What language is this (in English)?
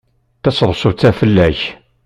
Kabyle